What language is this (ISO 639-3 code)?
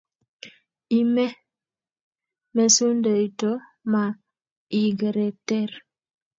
kln